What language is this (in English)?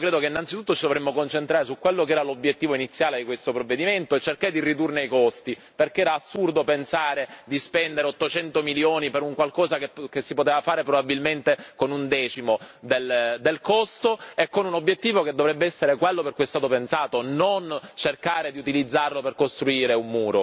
Italian